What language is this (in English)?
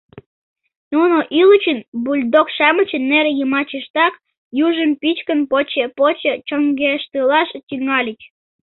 Mari